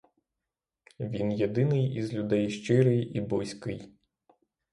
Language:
Ukrainian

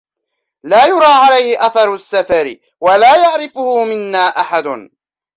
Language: Arabic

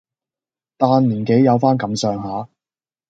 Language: Cantonese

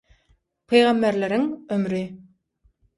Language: Turkmen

